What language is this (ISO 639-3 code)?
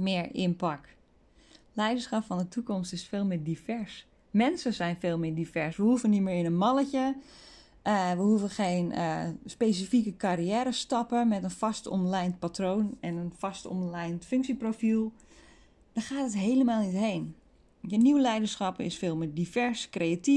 nld